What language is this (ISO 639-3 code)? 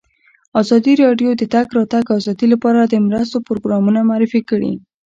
pus